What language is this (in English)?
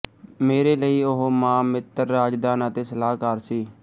Punjabi